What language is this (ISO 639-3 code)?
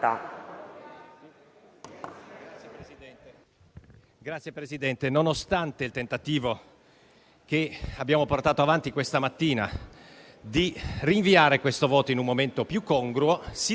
ita